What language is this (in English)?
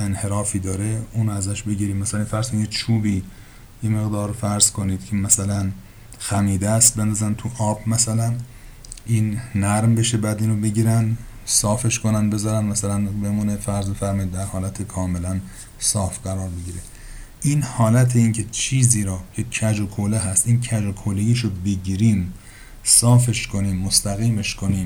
Persian